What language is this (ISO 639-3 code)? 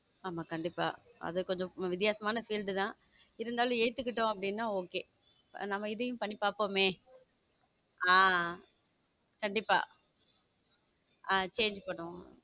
tam